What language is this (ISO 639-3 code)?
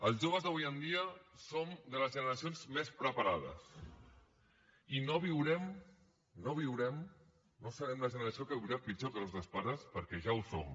cat